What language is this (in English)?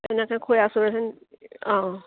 Assamese